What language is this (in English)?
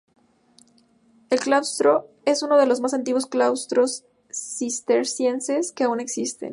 Spanish